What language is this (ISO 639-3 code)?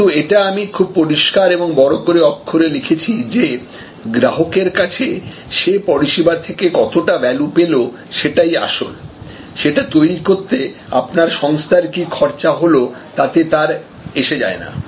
ben